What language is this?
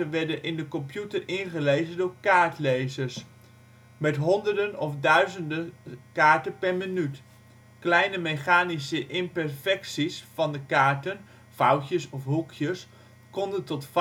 Dutch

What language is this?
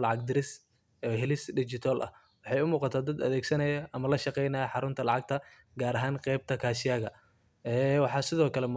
Somali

